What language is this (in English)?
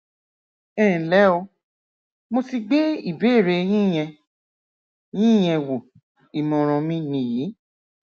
Yoruba